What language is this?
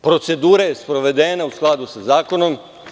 Serbian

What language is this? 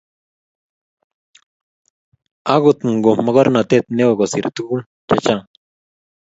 Kalenjin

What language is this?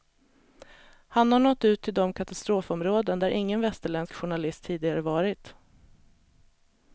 Swedish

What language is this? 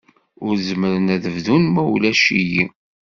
Kabyle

